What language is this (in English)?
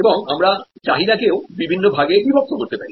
Bangla